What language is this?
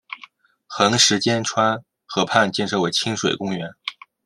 Chinese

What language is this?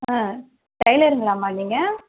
Tamil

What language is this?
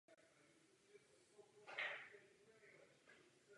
Czech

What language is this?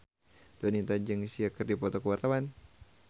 Sundanese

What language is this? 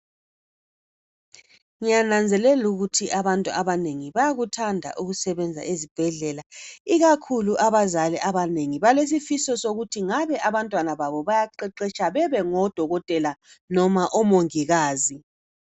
North Ndebele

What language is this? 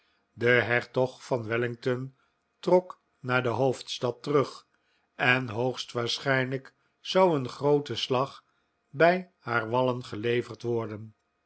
Dutch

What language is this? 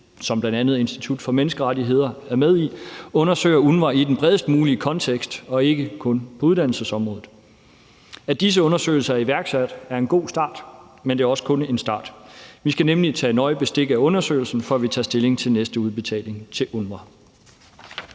Danish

